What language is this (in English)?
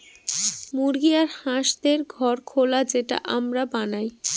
Bangla